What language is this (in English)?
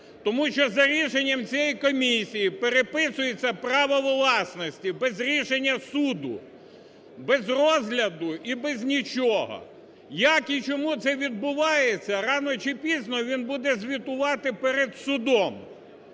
Ukrainian